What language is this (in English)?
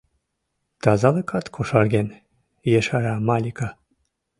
Mari